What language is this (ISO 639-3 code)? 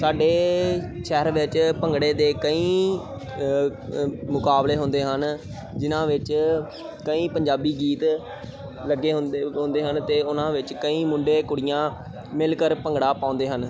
pan